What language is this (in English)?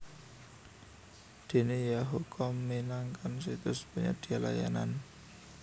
Javanese